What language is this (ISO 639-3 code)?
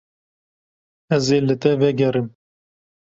kur